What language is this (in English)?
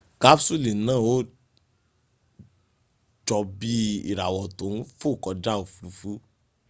Yoruba